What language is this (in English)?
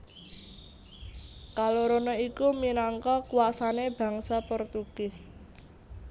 Javanese